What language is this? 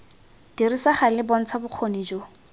Tswana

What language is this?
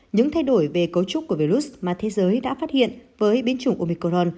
Vietnamese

